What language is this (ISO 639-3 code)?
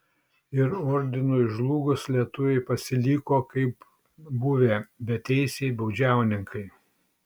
lit